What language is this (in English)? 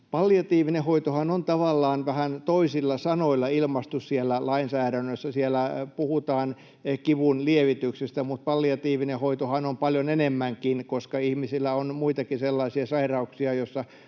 Finnish